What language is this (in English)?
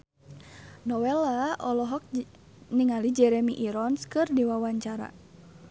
Sundanese